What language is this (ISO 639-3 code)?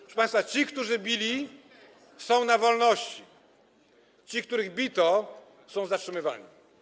pol